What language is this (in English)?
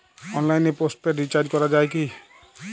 Bangla